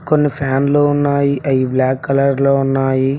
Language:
Telugu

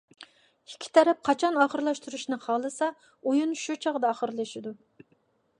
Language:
Uyghur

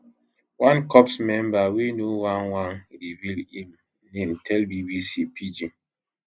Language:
Nigerian Pidgin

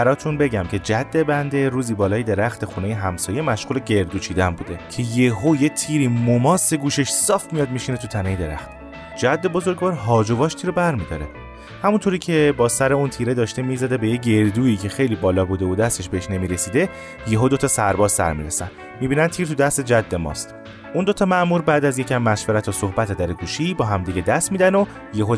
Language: Persian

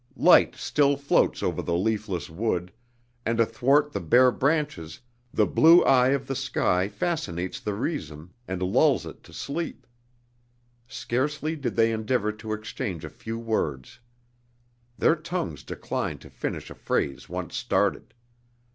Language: English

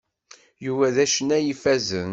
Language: Kabyle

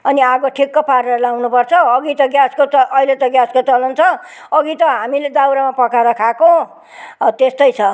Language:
Nepali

